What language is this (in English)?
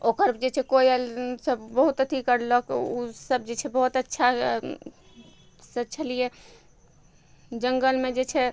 Maithili